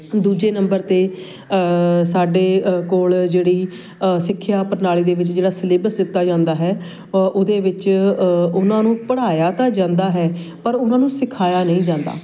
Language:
Punjabi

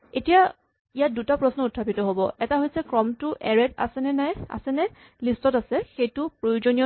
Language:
Assamese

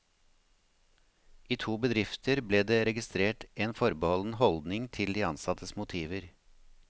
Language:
Norwegian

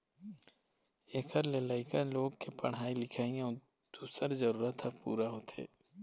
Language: Chhattisgarhi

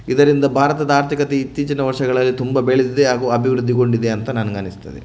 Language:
Kannada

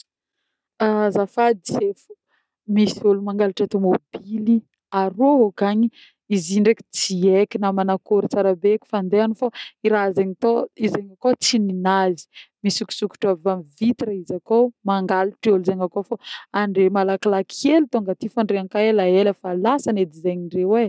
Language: Northern Betsimisaraka Malagasy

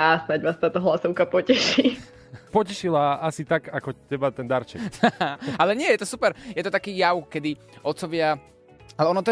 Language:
Slovak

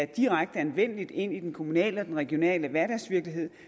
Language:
Danish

